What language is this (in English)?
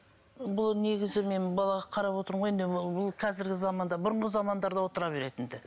Kazakh